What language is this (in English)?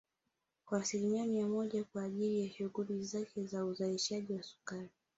Swahili